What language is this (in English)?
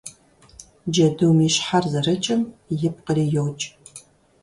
Kabardian